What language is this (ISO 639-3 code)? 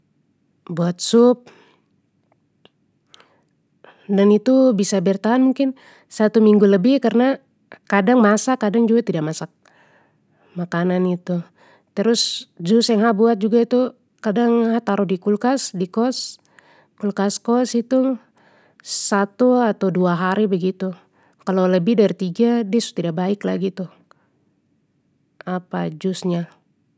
pmy